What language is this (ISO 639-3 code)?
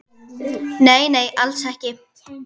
isl